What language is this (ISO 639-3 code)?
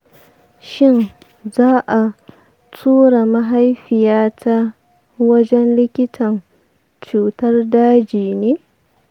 hau